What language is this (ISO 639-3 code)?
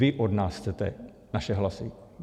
ces